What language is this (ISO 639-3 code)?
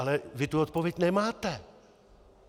ces